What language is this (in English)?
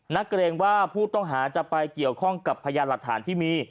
Thai